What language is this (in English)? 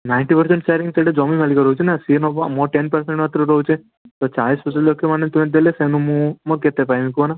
Odia